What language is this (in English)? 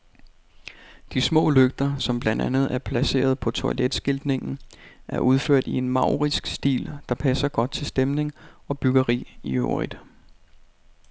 Danish